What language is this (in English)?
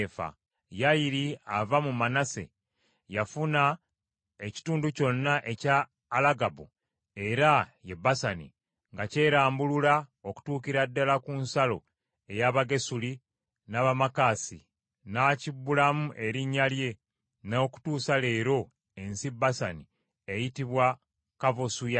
Ganda